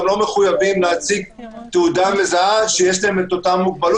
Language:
Hebrew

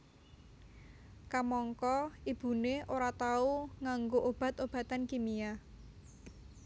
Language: Javanese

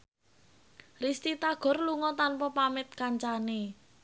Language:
Javanese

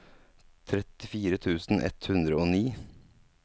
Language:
Norwegian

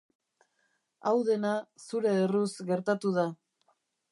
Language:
Basque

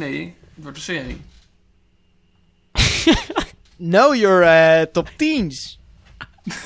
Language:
Dutch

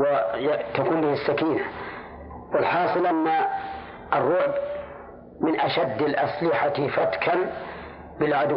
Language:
Arabic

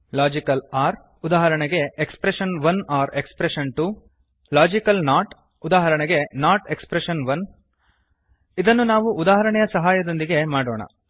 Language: Kannada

